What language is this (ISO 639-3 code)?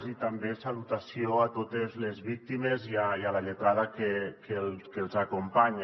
cat